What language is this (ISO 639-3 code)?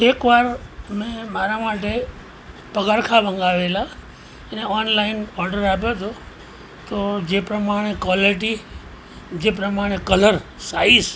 guj